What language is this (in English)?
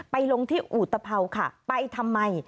Thai